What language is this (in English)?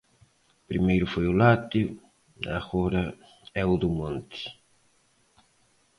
Galician